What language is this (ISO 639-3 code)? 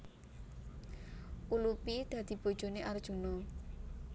jav